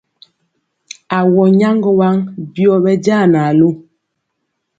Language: Mpiemo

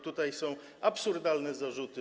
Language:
Polish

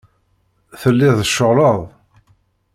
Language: Kabyle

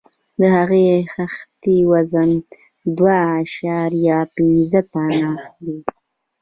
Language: Pashto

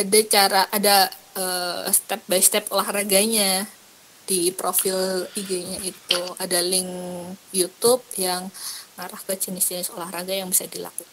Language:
Indonesian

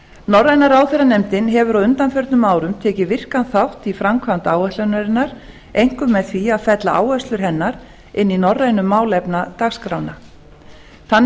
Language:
Icelandic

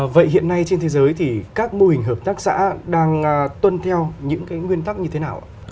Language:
Vietnamese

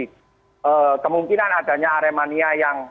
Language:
Indonesian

